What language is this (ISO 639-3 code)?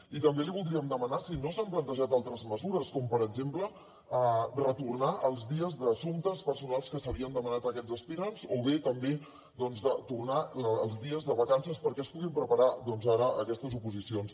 cat